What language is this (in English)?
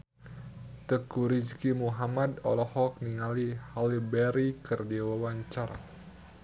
Sundanese